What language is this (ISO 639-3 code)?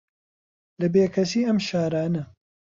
ckb